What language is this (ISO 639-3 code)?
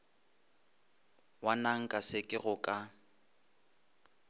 nso